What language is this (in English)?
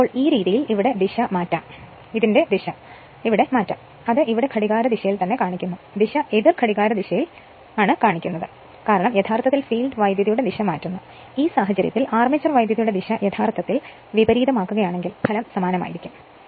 Malayalam